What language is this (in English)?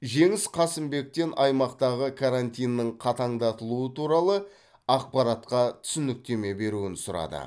Kazakh